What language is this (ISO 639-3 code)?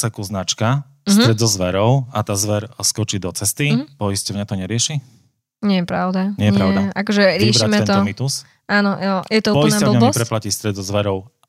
slk